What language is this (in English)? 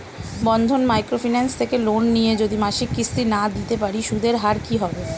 Bangla